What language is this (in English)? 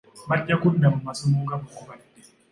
Ganda